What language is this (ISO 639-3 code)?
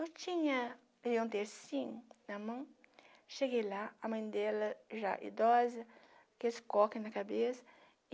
por